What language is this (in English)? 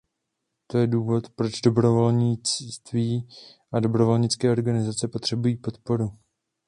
Czech